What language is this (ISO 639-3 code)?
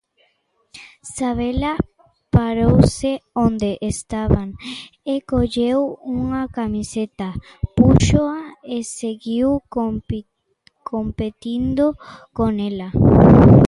glg